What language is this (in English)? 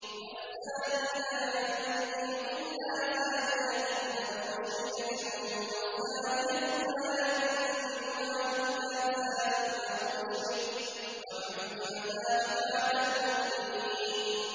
Arabic